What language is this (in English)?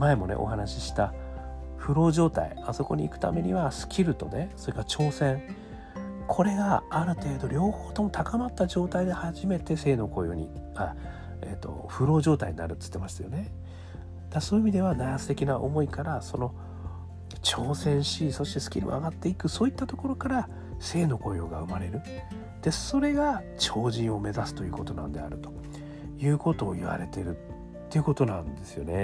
Japanese